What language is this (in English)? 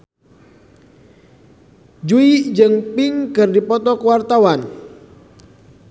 Sundanese